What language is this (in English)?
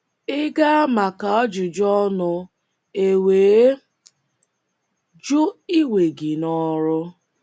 Igbo